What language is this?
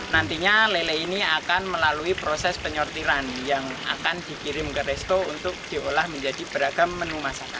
Indonesian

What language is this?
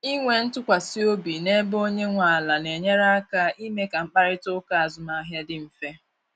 Igbo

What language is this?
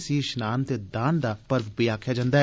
Dogri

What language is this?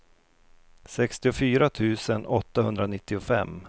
Swedish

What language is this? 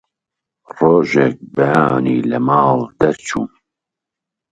Central Kurdish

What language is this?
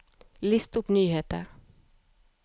Norwegian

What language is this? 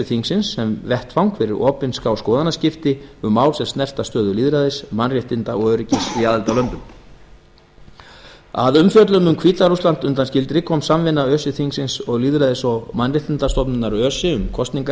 Icelandic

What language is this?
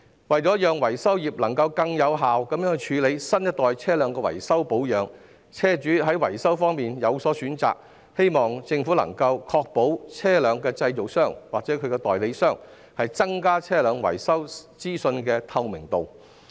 Cantonese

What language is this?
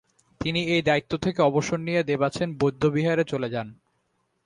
Bangla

